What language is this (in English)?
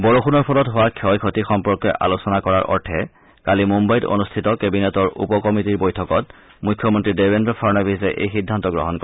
Assamese